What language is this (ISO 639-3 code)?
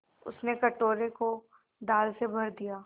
hin